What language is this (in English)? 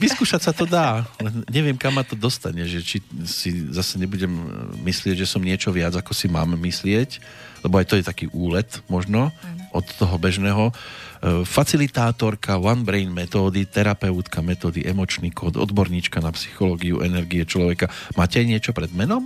Slovak